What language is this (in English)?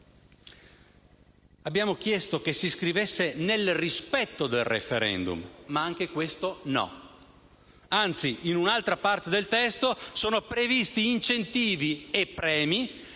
Italian